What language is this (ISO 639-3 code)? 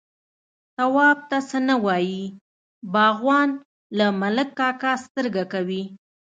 pus